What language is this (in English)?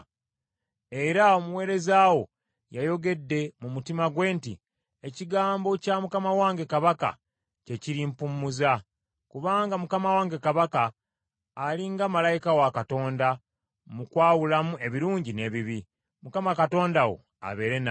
Ganda